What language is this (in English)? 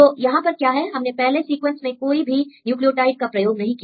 Hindi